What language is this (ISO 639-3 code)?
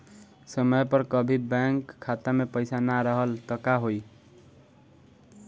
bho